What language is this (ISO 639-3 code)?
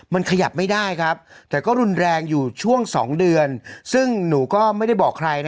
tha